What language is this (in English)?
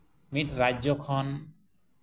Santali